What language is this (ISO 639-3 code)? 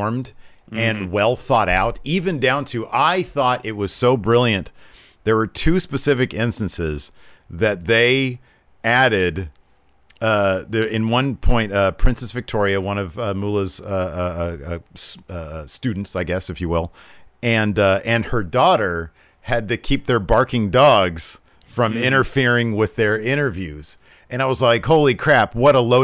eng